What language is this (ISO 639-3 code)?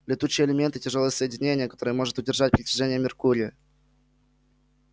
rus